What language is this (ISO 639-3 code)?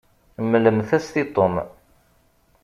kab